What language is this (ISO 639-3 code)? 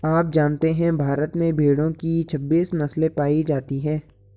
hin